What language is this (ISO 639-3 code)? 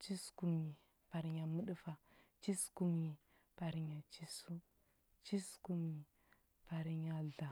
hbb